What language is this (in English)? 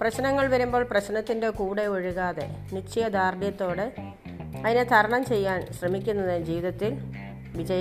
Malayalam